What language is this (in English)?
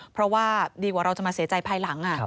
Thai